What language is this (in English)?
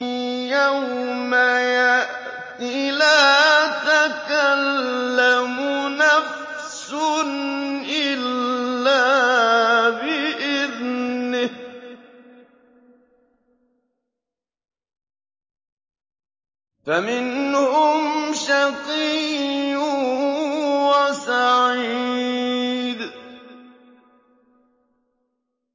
Arabic